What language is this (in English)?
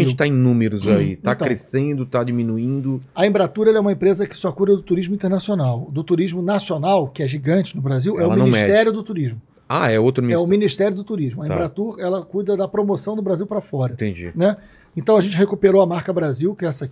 Portuguese